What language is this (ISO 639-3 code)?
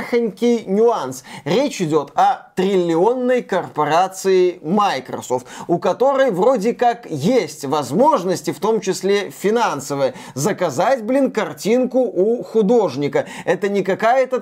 rus